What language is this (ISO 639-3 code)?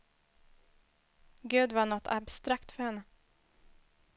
swe